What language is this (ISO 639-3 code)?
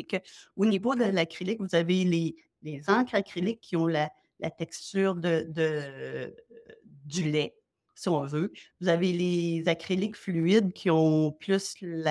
fra